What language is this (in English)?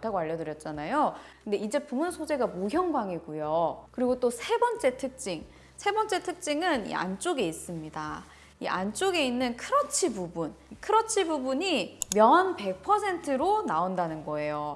Korean